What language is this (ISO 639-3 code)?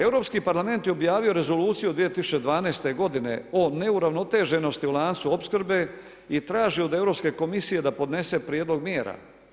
hrv